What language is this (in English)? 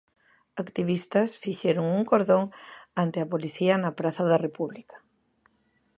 Galician